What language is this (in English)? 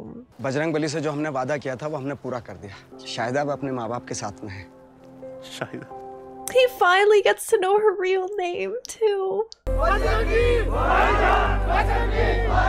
English